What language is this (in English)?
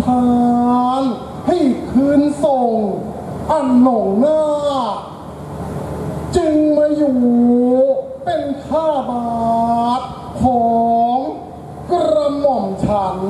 Thai